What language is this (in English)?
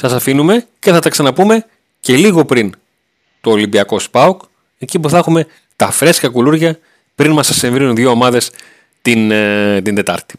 Greek